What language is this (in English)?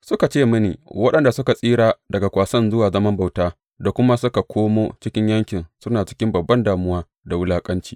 Hausa